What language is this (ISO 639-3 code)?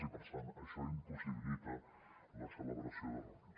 cat